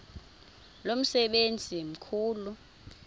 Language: Xhosa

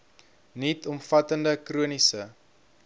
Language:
Afrikaans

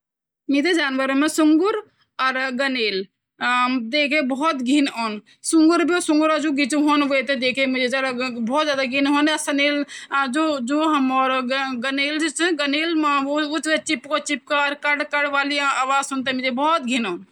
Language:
Garhwali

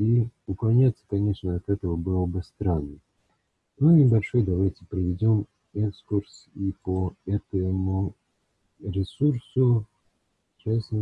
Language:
Russian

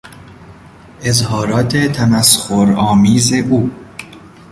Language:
Persian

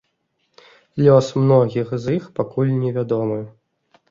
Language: Belarusian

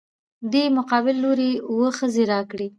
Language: Pashto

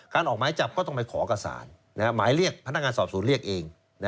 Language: Thai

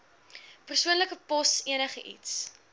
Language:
Afrikaans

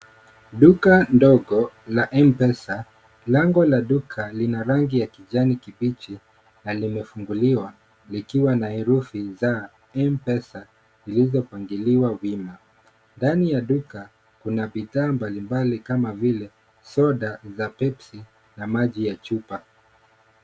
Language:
Swahili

